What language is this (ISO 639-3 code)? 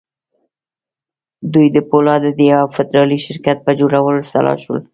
pus